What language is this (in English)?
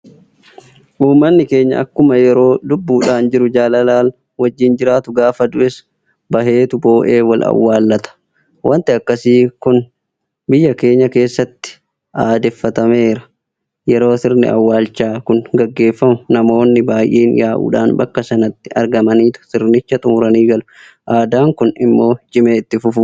Oromo